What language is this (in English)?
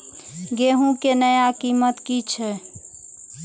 Maithili